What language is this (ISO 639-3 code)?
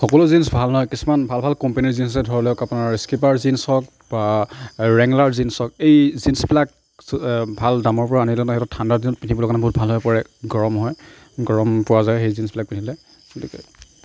asm